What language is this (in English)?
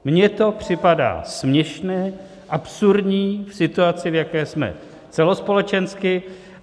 Czech